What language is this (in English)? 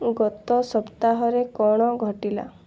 Odia